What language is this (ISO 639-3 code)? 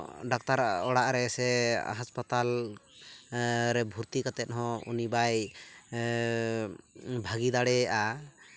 sat